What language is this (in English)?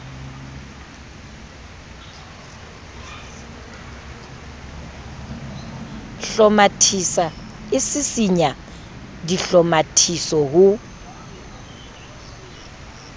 Southern Sotho